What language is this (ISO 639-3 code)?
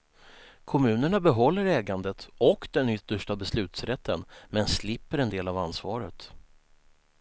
swe